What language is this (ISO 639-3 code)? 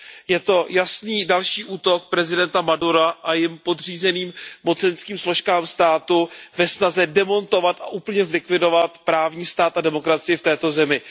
ces